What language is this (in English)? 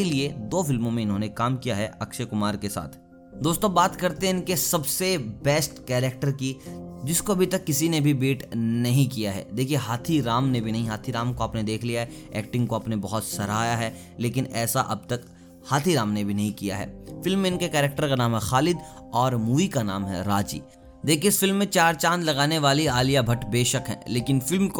Hindi